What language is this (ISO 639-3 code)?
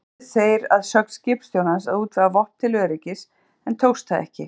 isl